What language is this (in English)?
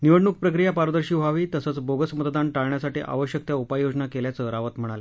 Marathi